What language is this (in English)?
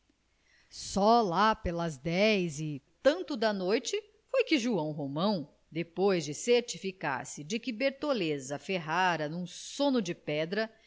Portuguese